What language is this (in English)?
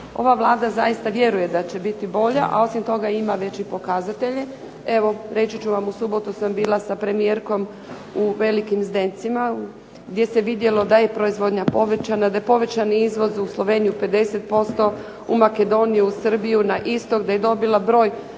Croatian